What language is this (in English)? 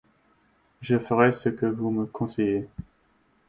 French